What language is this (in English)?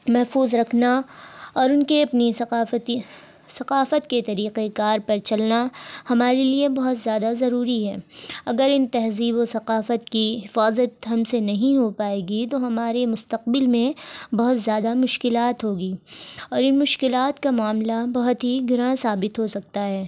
Urdu